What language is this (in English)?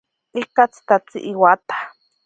Ashéninka Perené